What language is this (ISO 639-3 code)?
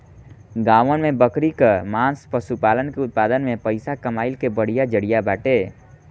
bho